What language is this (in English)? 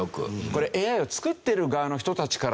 Japanese